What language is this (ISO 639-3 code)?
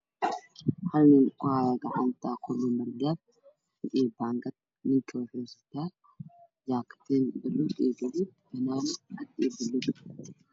som